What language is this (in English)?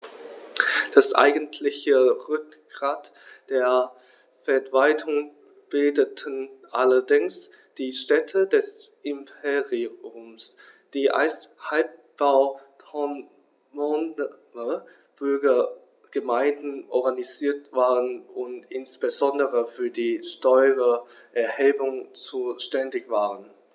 German